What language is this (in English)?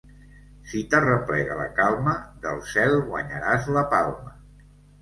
Catalan